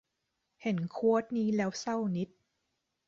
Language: Thai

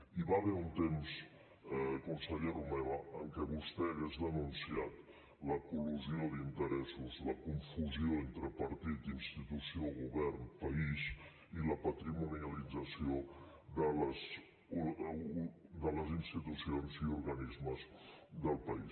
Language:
Catalan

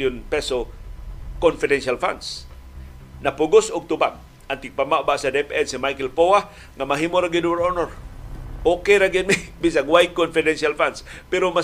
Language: Filipino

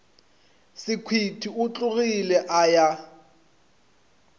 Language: Northern Sotho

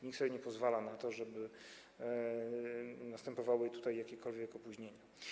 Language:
Polish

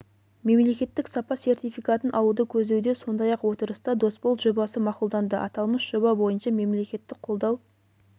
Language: Kazakh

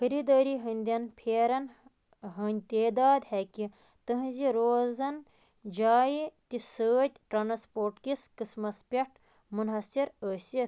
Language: Kashmiri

